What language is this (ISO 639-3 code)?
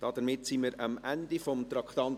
gsw